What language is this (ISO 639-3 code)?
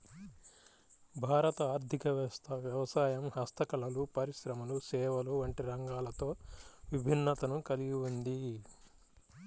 tel